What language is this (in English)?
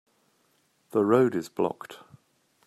English